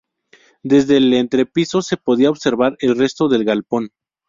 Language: Spanish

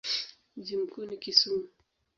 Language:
Swahili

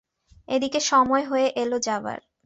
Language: Bangla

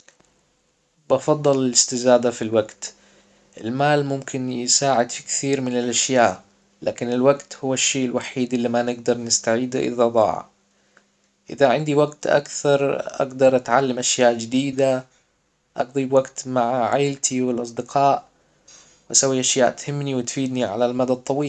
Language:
Hijazi Arabic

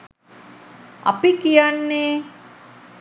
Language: Sinhala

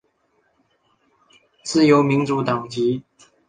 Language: Chinese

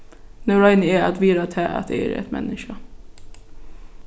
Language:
Faroese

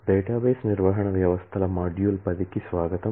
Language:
Telugu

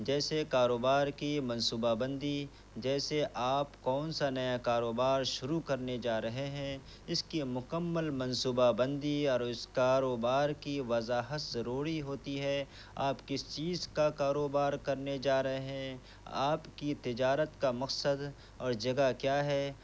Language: Urdu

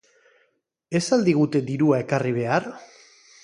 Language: Basque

